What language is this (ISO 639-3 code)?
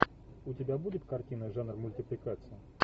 rus